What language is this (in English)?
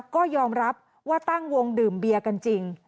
Thai